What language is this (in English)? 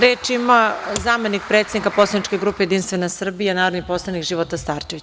Serbian